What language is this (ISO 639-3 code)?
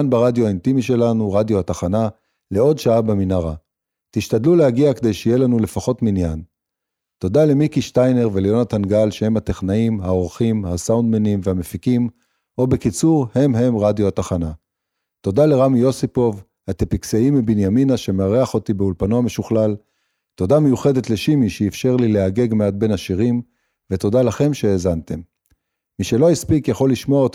heb